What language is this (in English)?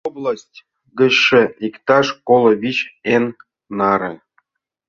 Mari